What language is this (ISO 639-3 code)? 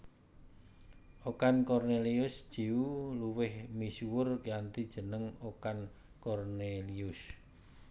jav